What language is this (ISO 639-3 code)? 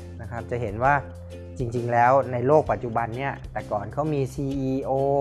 tha